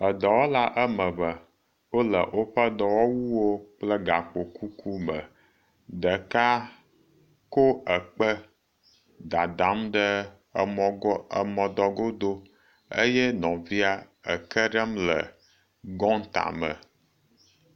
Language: Ewe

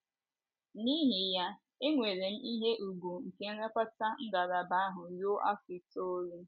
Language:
Igbo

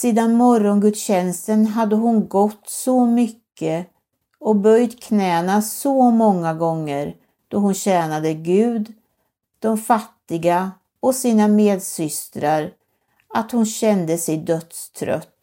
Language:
Swedish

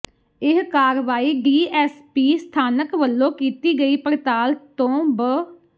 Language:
Punjabi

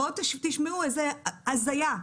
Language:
Hebrew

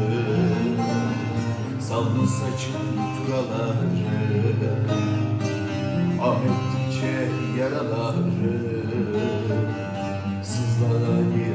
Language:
Turkish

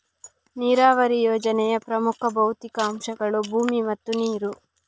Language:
Kannada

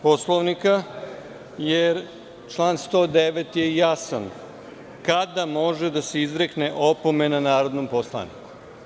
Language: Serbian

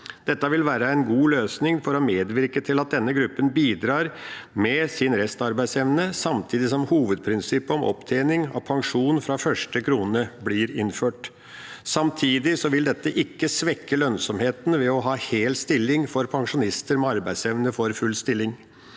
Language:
Norwegian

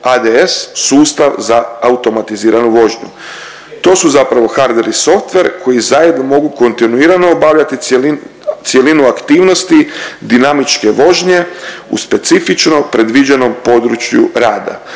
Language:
Croatian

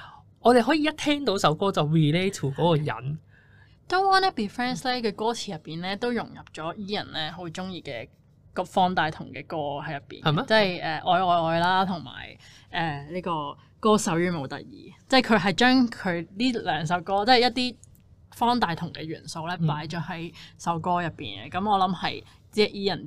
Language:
Chinese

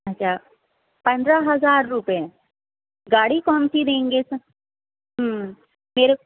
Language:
Urdu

